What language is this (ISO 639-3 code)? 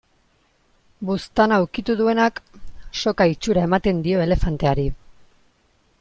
eus